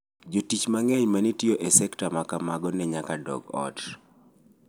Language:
Luo (Kenya and Tanzania)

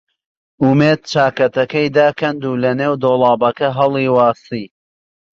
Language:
Central Kurdish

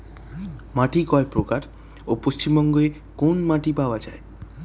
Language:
Bangla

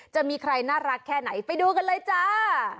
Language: Thai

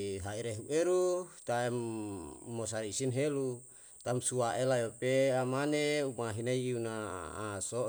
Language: Yalahatan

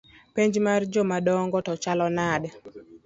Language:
Luo (Kenya and Tanzania)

